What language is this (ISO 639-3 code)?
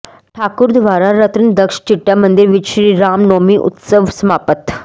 pan